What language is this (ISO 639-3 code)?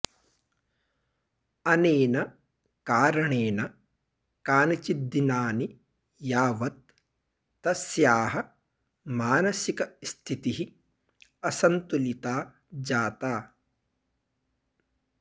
san